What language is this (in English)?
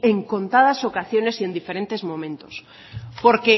Spanish